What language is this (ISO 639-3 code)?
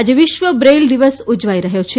guj